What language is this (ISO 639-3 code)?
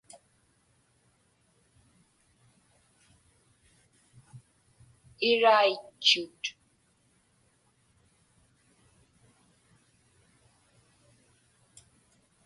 ipk